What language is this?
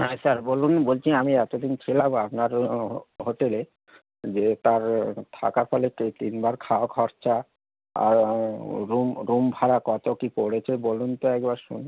Bangla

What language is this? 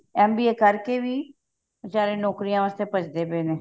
Punjabi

